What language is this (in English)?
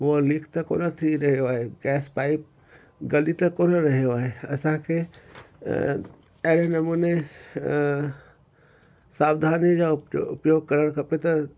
Sindhi